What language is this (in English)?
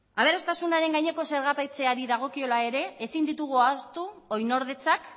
Basque